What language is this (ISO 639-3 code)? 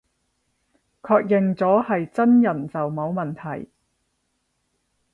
yue